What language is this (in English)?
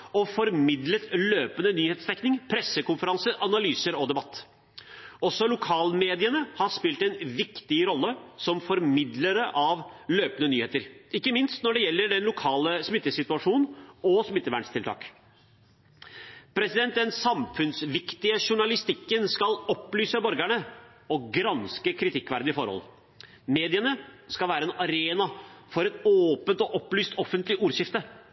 Norwegian Bokmål